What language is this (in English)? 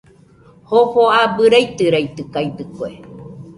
Nüpode Huitoto